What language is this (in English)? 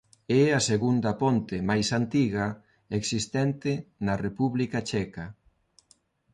Galician